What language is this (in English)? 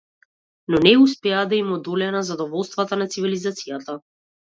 Macedonian